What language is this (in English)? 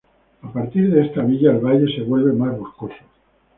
Spanish